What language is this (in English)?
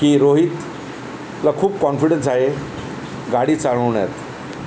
Marathi